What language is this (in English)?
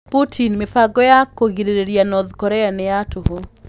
Kikuyu